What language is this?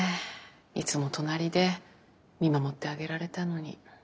Japanese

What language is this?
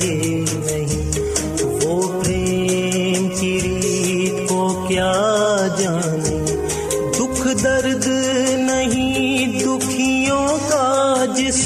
Urdu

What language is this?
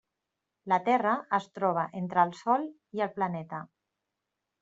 Catalan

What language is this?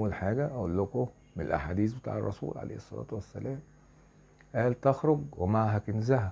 Arabic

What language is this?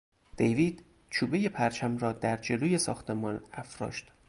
Persian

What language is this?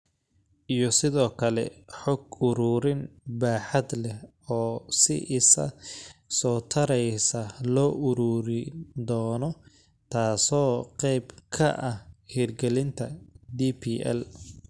Somali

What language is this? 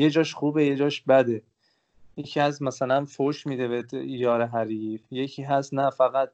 Persian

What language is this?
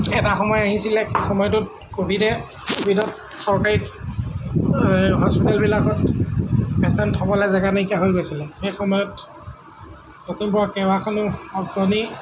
Assamese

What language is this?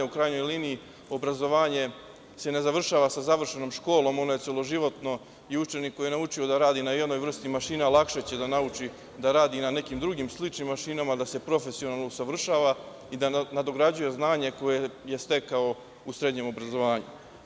Serbian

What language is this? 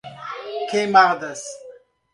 Portuguese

